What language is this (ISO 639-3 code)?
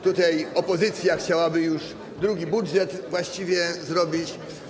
pol